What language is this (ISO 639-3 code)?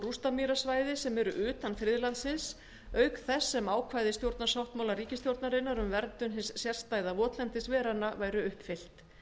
isl